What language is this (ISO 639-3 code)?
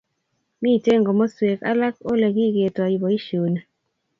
kln